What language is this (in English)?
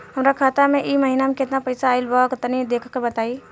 Bhojpuri